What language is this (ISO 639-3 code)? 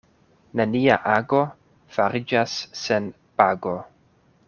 epo